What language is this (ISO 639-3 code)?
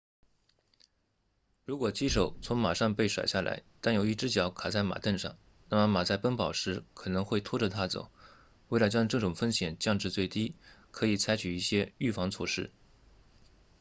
zho